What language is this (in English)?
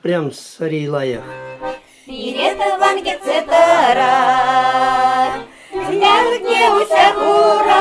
Russian